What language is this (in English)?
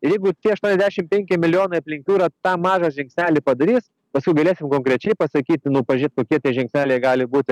Lithuanian